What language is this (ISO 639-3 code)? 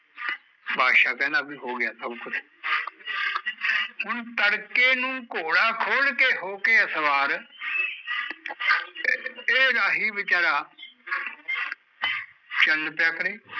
pan